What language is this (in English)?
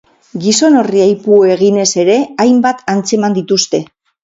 Basque